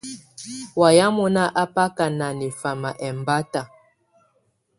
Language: Tunen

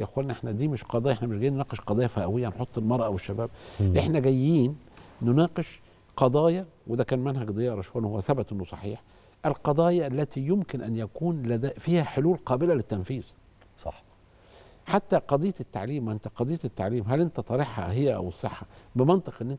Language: Arabic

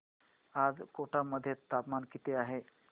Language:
Marathi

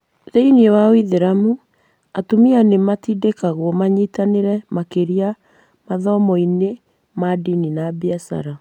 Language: Kikuyu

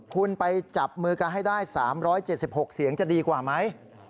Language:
Thai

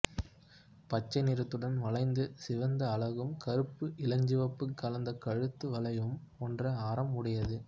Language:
Tamil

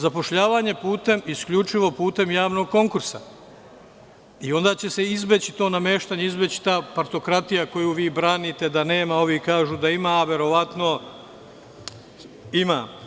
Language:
Serbian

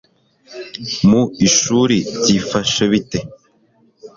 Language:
Kinyarwanda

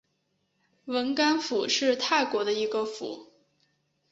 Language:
Chinese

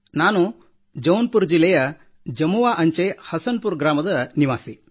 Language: Kannada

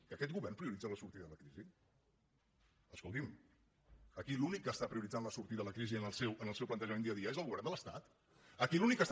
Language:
Catalan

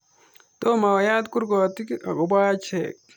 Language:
Kalenjin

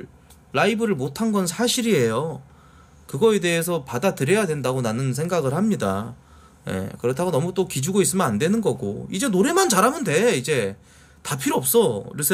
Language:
Korean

